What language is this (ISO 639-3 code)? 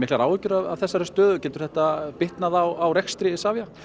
isl